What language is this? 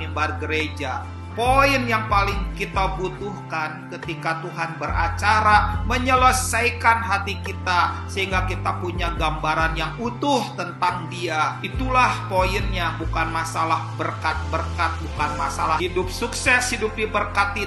Indonesian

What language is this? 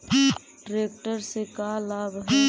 Magahi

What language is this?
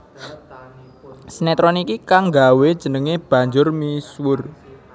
Javanese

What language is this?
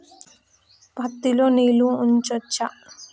Telugu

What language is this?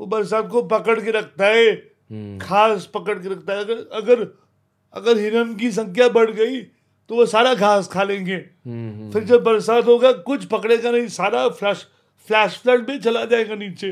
Hindi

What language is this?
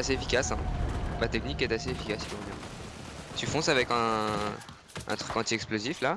French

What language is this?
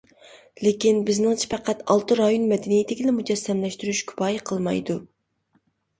Uyghur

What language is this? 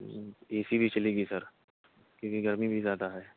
Urdu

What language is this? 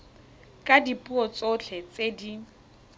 Tswana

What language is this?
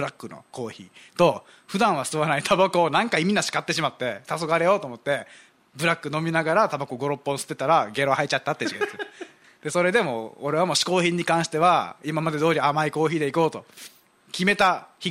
Japanese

